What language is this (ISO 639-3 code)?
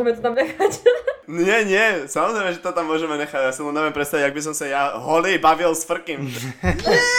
slk